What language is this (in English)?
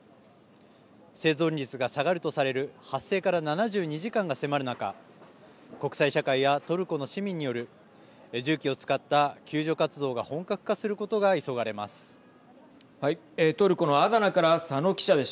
Japanese